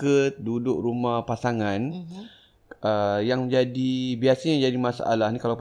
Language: Malay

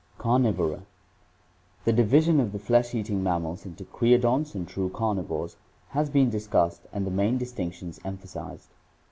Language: English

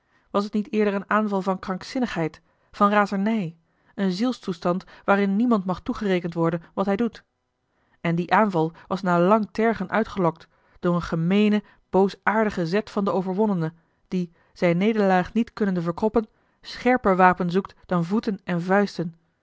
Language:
Dutch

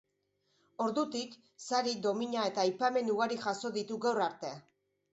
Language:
Basque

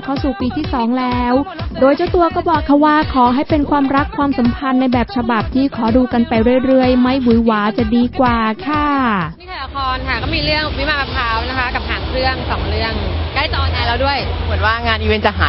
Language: Thai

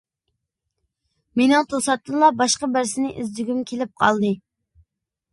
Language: Uyghur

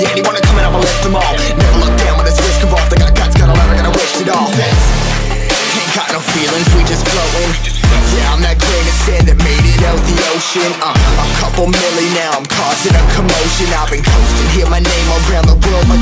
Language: English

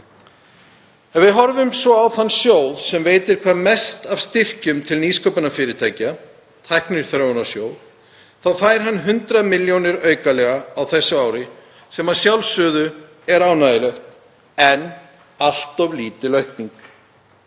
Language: Icelandic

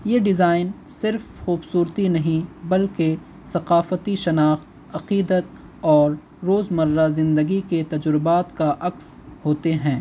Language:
Urdu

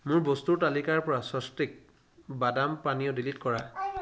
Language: Assamese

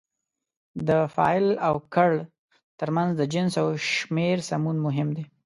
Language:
Pashto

